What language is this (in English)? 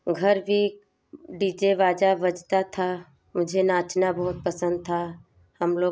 Hindi